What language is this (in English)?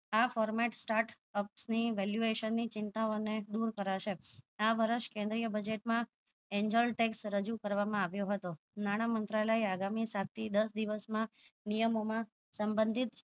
Gujarati